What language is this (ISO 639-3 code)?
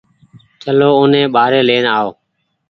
gig